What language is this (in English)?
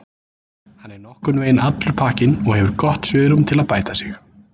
Icelandic